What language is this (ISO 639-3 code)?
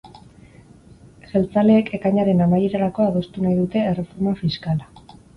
eus